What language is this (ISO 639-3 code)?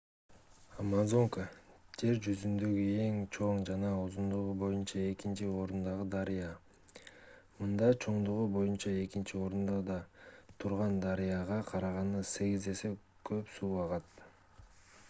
kir